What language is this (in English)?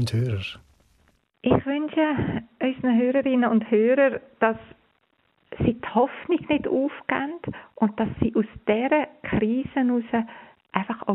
German